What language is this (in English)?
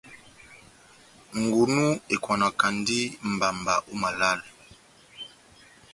Batanga